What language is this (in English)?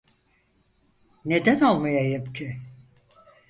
Turkish